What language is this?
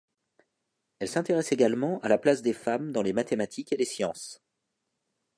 French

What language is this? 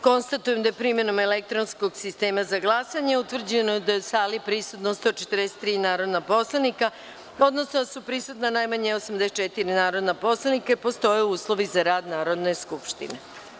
Serbian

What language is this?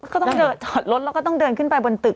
Thai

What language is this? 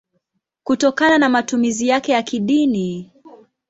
Swahili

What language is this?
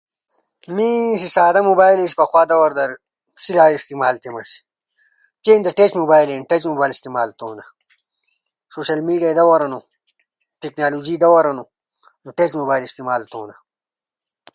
Ushojo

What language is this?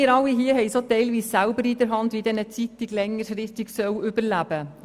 Swiss German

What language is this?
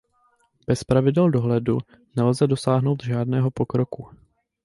Czech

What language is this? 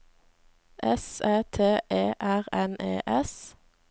Norwegian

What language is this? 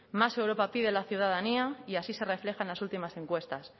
Spanish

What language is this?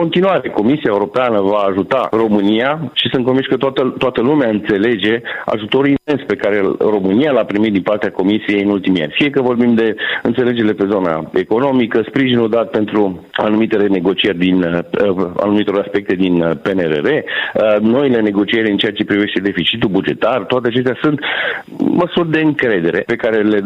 Romanian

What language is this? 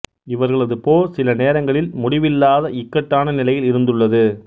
Tamil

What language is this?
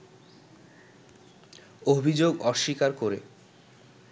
Bangla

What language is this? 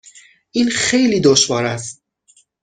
Persian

